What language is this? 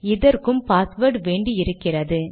Tamil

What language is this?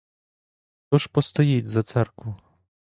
Ukrainian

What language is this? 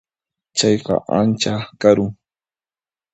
Puno Quechua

